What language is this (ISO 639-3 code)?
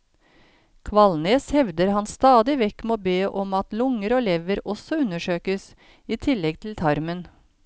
nor